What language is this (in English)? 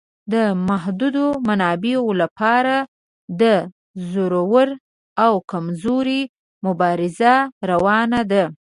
Pashto